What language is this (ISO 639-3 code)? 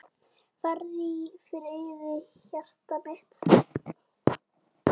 isl